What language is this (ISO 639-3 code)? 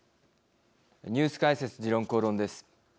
jpn